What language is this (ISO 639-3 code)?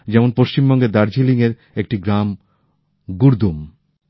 ben